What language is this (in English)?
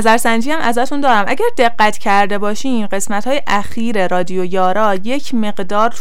Persian